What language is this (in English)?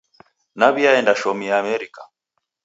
Taita